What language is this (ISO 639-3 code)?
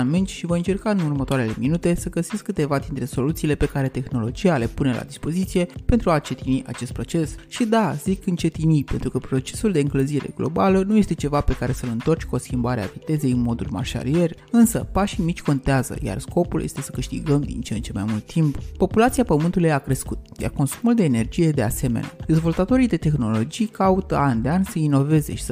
ron